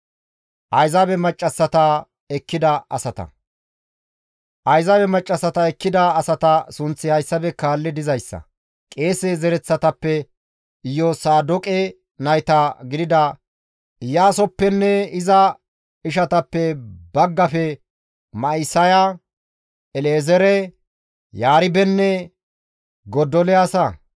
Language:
Gamo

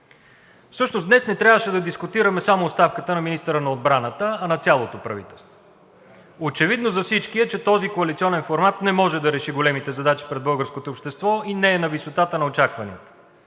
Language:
Bulgarian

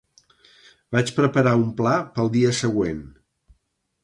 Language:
Catalan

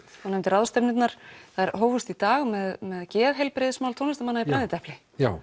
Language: Icelandic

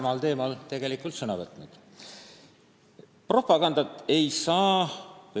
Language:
Estonian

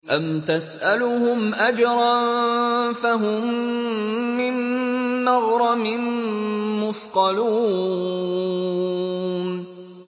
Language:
Arabic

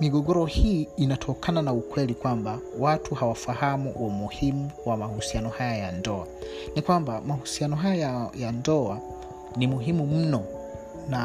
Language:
Swahili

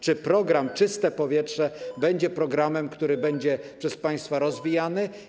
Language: Polish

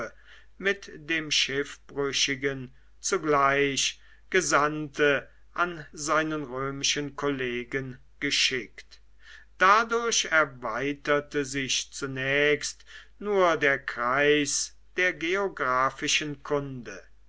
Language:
German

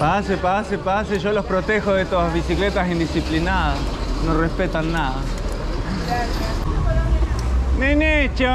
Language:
Spanish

